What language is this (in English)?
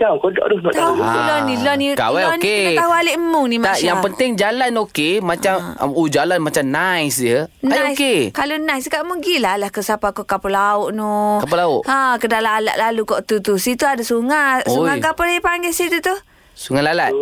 Malay